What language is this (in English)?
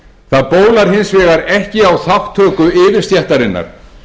Icelandic